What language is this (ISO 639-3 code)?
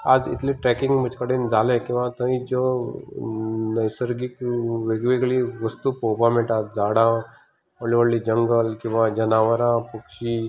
kok